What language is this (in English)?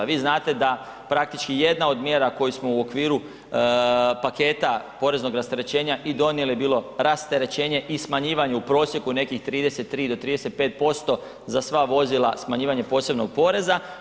Croatian